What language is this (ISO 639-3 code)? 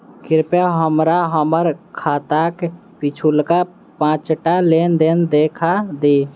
mai